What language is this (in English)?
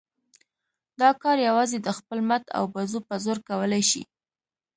Pashto